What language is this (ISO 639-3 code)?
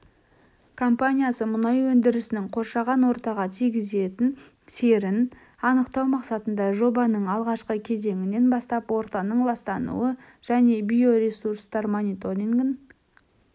kaz